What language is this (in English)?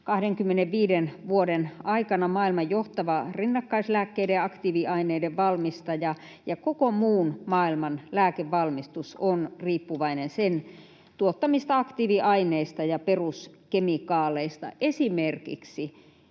Finnish